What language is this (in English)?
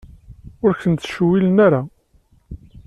Kabyle